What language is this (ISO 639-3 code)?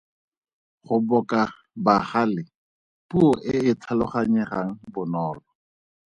tsn